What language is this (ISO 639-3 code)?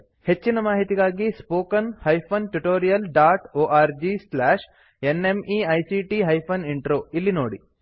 kan